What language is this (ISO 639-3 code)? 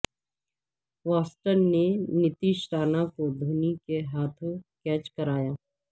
urd